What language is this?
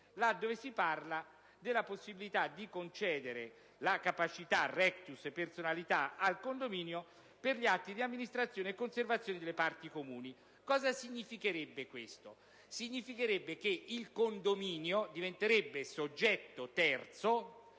Italian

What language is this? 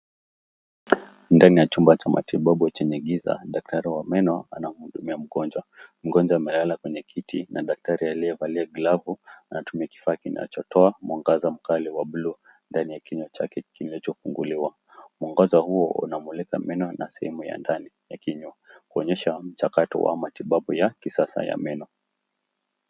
Swahili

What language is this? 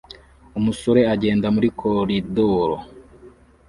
Kinyarwanda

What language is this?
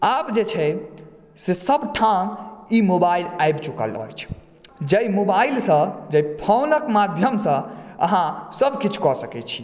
Maithili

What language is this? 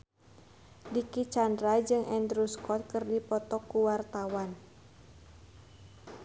Sundanese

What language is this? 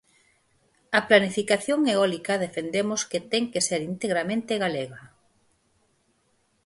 Galician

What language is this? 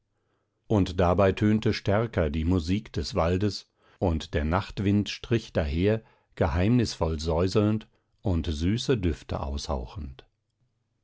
German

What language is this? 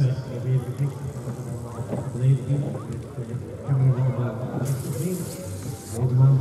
Dutch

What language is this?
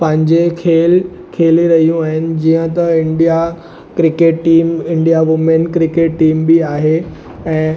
Sindhi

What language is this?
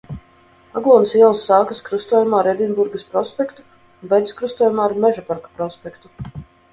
Latvian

